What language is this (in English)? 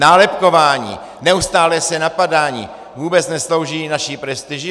Czech